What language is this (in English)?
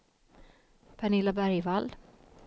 Swedish